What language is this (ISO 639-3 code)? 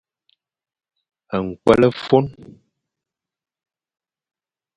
fan